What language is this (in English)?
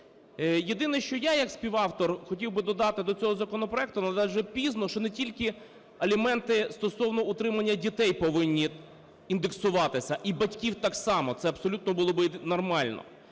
Ukrainian